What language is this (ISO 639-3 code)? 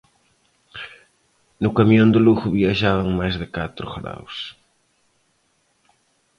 glg